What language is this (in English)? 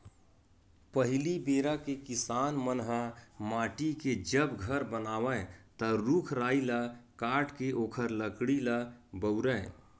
Chhattisgarhi